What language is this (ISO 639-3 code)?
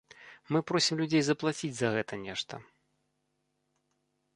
bel